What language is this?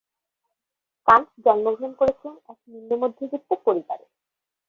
Bangla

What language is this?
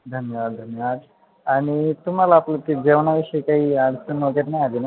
Marathi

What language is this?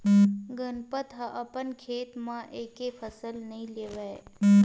Chhattisgarhi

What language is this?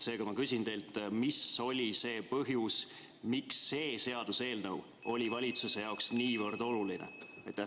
Estonian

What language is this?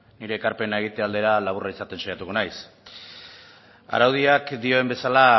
Basque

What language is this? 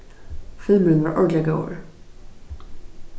Faroese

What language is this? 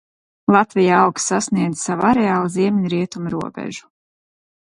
Latvian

